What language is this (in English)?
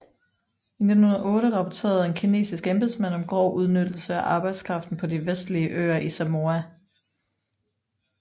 Danish